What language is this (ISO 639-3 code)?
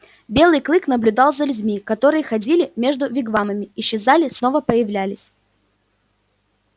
rus